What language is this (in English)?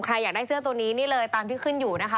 Thai